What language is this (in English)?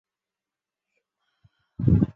Chinese